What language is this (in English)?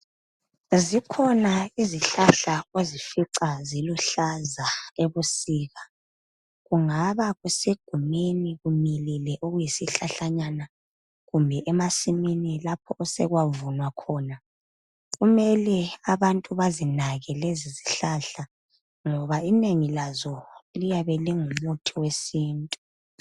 North Ndebele